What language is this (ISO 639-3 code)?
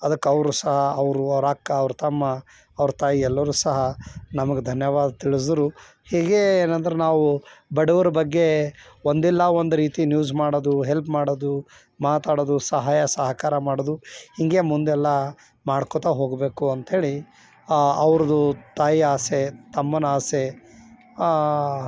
kan